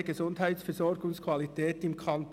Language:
Swiss German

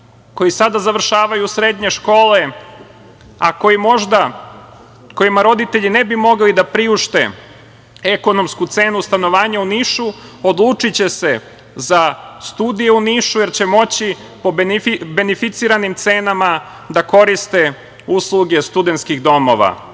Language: Serbian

